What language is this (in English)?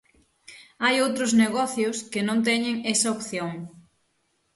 Galician